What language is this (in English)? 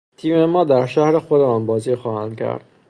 Persian